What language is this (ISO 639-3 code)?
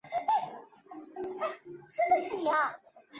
zho